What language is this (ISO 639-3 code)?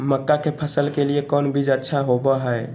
mag